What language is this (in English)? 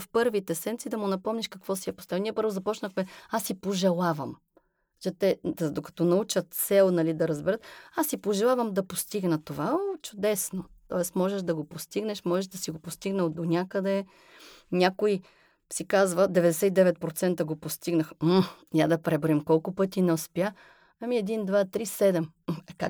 Bulgarian